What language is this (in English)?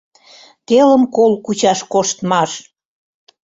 Mari